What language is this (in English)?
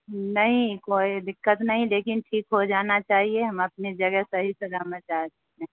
Urdu